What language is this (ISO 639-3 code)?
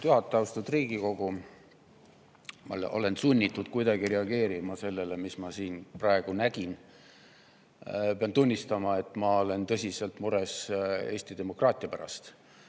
est